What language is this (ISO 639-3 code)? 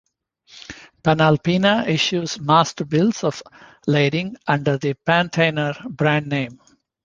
eng